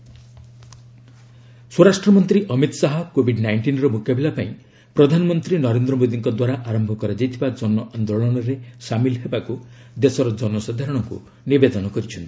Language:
Odia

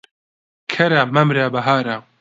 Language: Central Kurdish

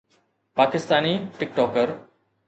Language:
Sindhi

